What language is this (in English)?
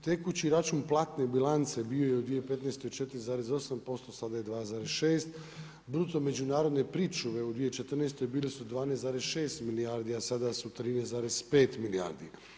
Croatian